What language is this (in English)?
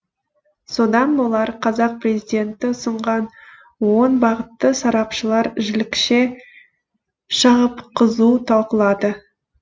Kazakh